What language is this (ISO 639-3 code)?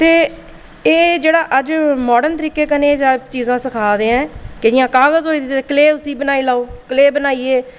doi